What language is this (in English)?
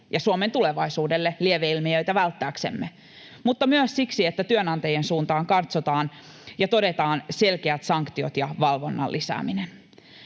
Finnish